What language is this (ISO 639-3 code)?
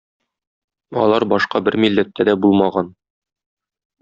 tat